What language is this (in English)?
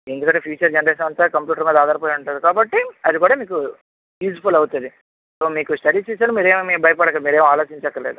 Telugu